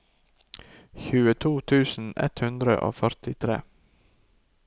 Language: Norwegian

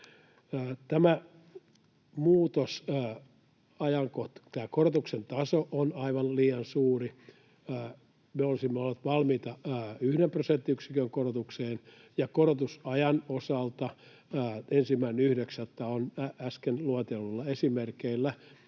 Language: Finnish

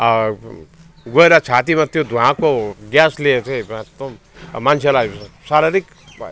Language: Nepali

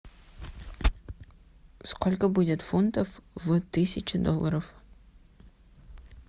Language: Russian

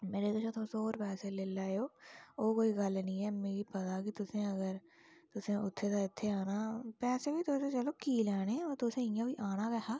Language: Dogri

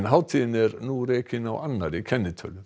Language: Icelandic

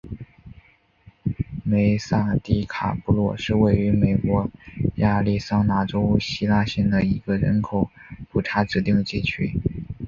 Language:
Chinese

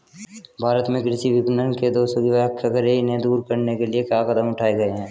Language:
Hindi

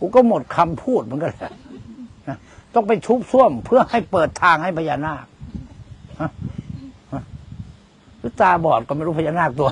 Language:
Thai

